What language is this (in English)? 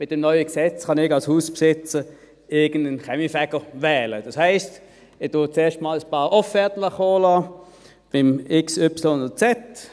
Swiss German